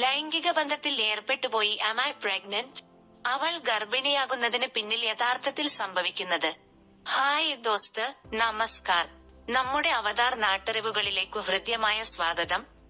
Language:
Malayalam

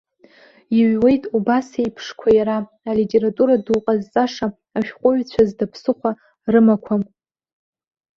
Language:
Abkhazian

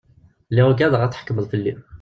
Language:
Kabyle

